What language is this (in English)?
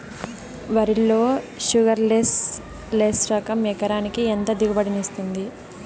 Telugu